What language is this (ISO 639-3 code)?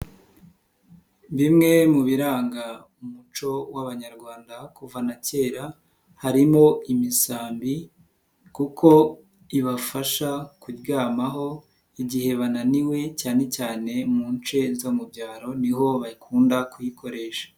kin